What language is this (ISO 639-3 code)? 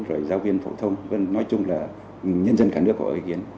vie